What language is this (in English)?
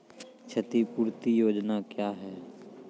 Maithili